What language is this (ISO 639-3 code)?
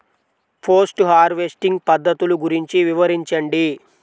tel